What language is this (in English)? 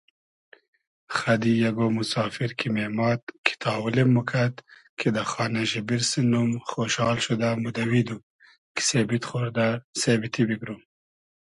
Hazaragi